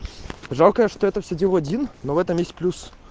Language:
Russian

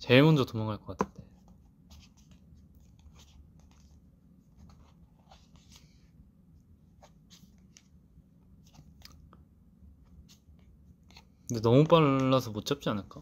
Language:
Korean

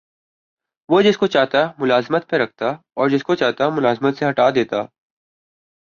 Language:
Urdu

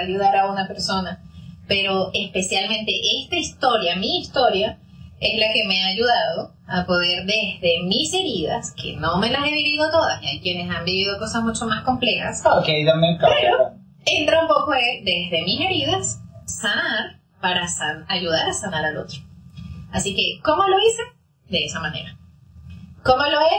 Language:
Spanish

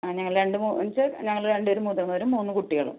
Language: Malayalam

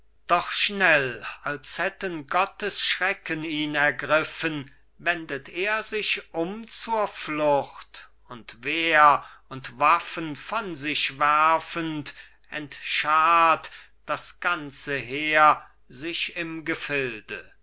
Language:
German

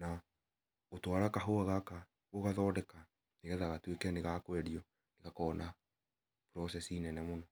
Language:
Kikuyu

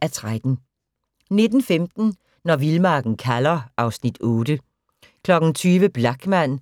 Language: Danish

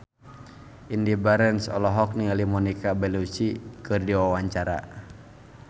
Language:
Sundanese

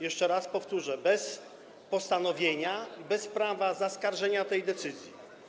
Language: Polish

